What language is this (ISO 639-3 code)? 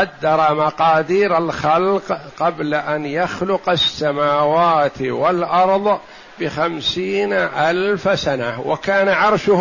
ara